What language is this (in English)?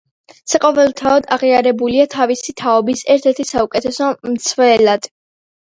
Georgian